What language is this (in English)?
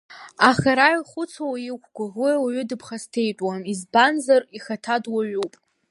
Abkhazian